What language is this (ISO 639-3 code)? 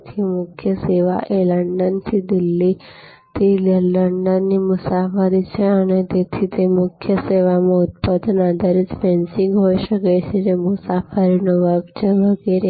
guj